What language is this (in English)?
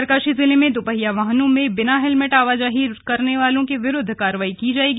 Hindi